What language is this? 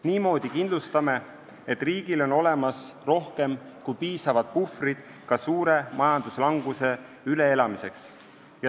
Estonian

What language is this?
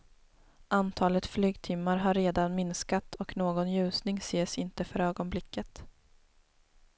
Swedish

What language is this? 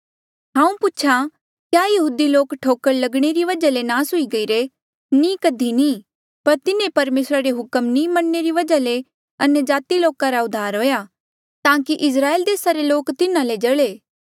Mandeali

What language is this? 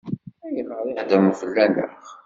Kabyle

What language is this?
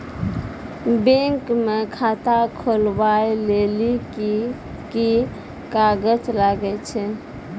Maithili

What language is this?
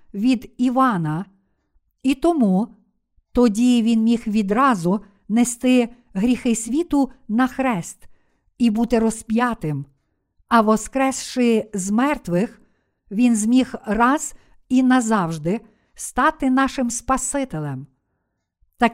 Ukrainian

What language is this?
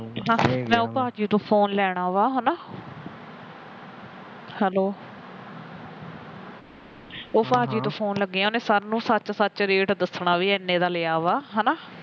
Punjabi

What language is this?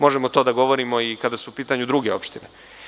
Serbian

